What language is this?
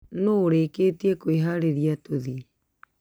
Kikuyu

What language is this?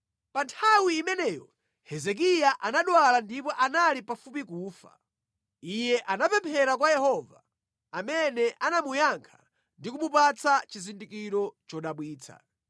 Nyanja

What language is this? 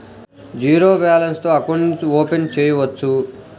Telugu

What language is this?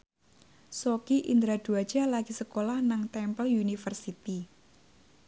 Javanese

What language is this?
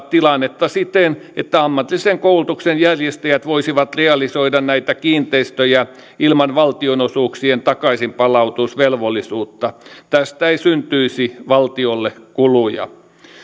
Finnish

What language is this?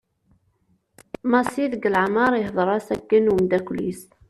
Kabyle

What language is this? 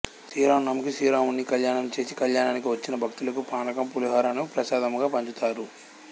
Telugu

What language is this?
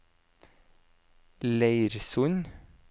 Norwegian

